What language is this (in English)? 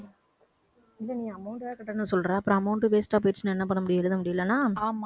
Tamil